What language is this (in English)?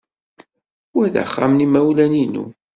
Kabyle